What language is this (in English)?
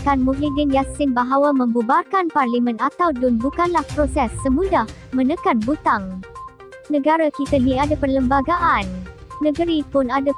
Malay